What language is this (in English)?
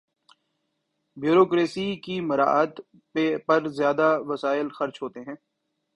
Urdu